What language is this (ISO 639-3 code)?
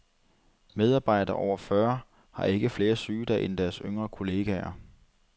dan